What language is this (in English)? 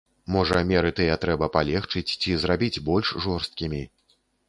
Belarusian